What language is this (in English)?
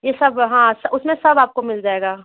Hindi